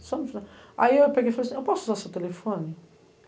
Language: Portuguese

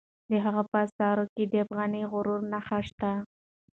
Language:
Pashto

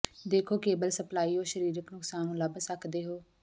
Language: Punjabi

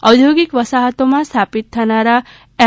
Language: Gujarati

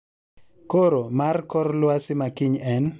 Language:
Luo (Kenya and Tanzania)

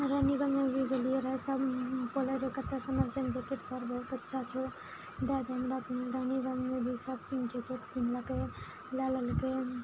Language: Maithili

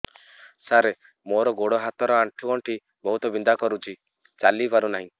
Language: Odia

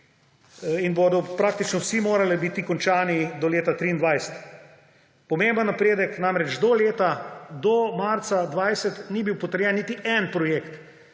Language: Slovenian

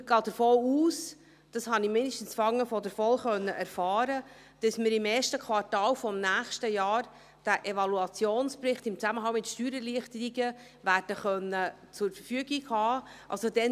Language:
Swiss German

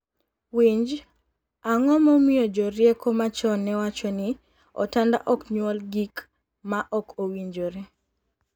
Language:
Luo (Kenya and Tanzania)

